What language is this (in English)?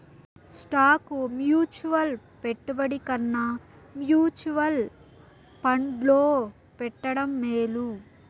Telugu